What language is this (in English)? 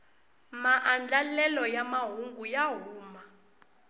Tsonga